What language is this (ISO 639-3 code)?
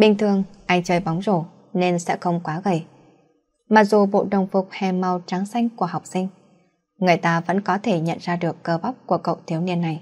vie